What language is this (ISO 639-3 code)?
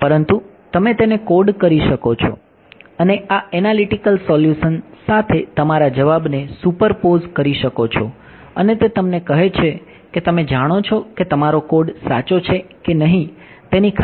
guj